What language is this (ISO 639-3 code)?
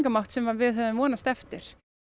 isl